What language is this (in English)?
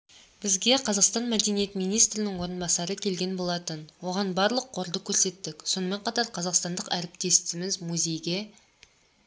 Kazakh